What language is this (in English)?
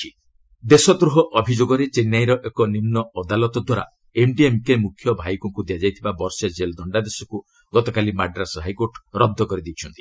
Odia